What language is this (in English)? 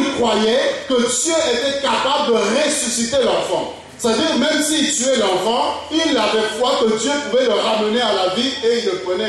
French